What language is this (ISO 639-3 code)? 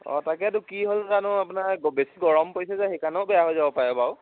asm